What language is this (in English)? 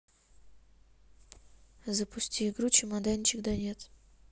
Russian